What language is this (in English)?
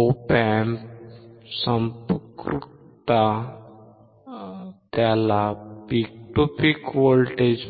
Marathi